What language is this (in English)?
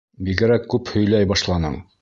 Bashkir